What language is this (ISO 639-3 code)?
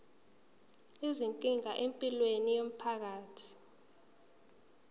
zul